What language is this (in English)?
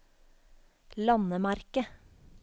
Norwegian